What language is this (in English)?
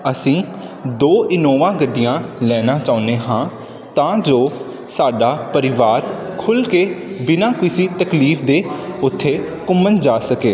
Punjabi